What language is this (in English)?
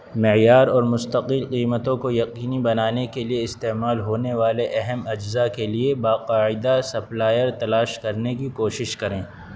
Urdu